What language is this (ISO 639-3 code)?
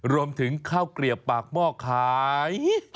tha